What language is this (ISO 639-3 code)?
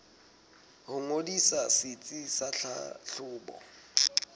sot